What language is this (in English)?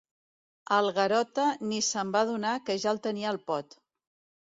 Catalan